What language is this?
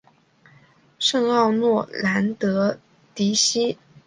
Chinese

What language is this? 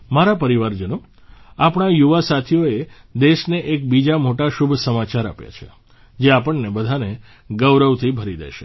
Gujarati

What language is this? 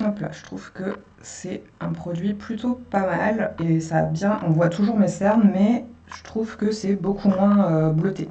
French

